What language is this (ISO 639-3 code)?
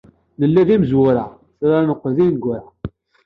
kab